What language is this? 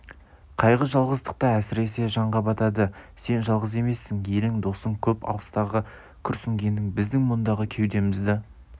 Kazakh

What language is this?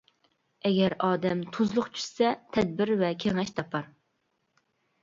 Uyghur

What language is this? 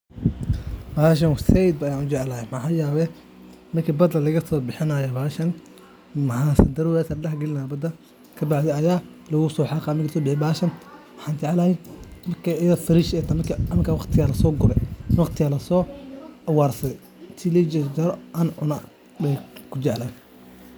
Somali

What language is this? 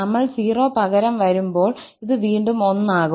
Malayalam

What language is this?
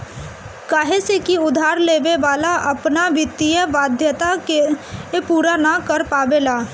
Bhojpuri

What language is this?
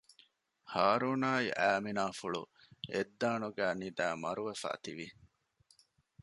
Divehi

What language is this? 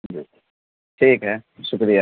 Urdu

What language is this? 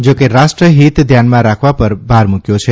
Gujarati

